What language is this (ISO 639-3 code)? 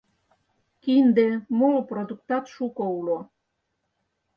chm